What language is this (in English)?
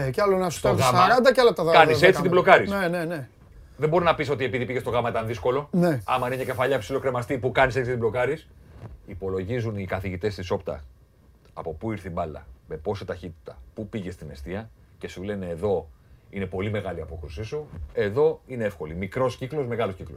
Greek